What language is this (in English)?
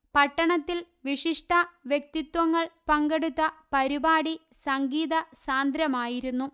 Malayalam